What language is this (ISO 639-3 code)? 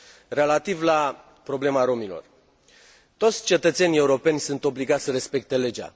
ron